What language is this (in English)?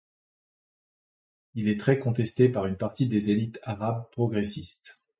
French